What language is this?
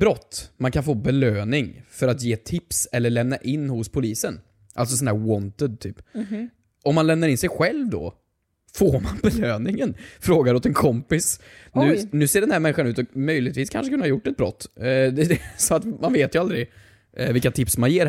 Swedish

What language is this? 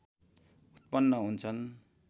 Nepali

